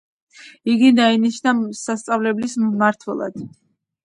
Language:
Georgian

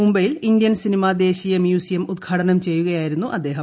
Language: Malayalam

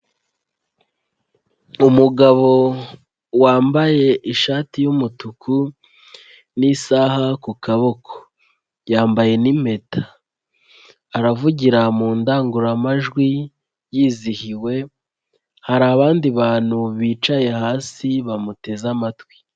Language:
Kinyarwanda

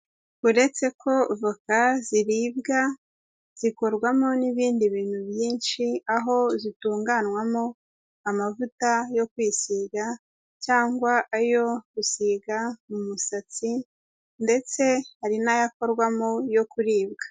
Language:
Kinyarwanda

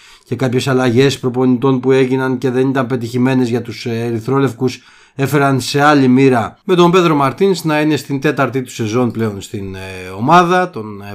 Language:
Greek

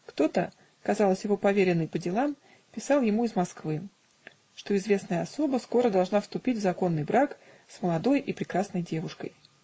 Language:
Russian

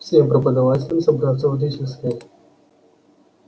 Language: Russian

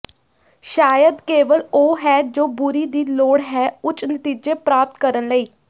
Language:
Punjabi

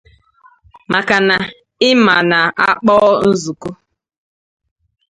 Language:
Igbo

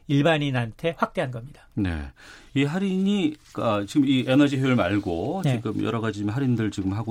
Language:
Korean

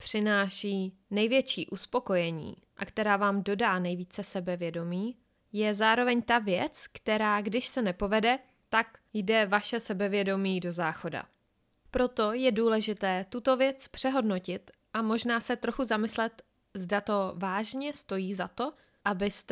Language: Czech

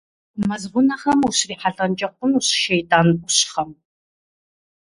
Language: Kabardian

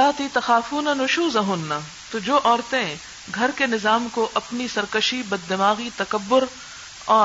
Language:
Urdu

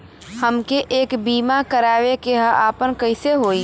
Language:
Bhojpuri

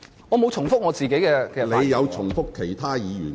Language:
Cantonese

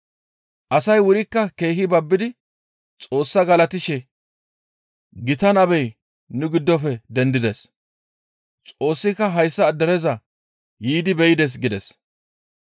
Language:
Gamo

